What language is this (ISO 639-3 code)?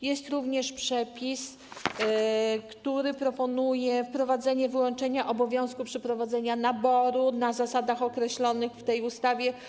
pol